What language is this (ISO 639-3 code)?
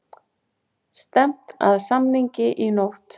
isl